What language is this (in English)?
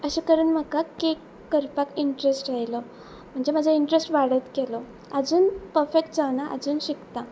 Konkani